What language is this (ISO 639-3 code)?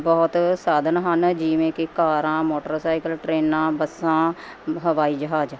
pan